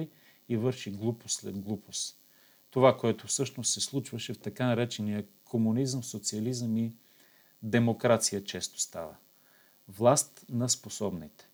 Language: Bulgarian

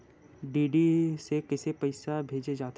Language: Chhattisgarhi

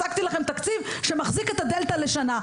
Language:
Hebrew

